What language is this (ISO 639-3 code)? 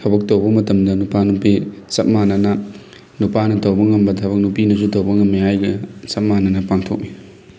mni